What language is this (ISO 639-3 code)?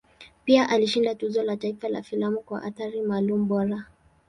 swa